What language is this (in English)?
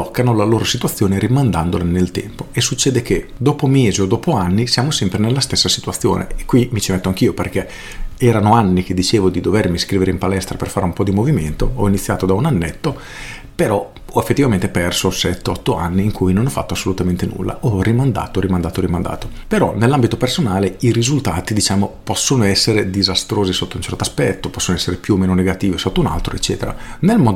Italian